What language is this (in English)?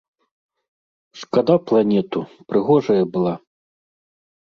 Belarusian